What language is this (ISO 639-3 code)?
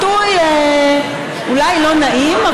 heb